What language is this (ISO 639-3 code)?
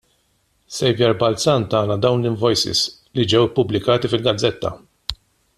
mlt